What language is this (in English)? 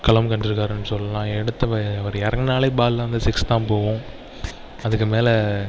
Tamil